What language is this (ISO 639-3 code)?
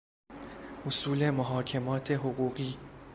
fas